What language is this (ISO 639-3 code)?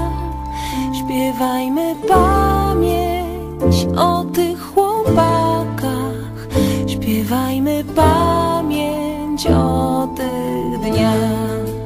pol